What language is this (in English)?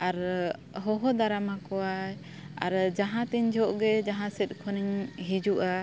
Santali